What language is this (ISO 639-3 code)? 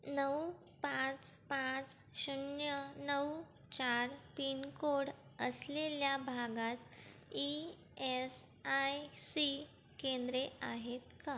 mar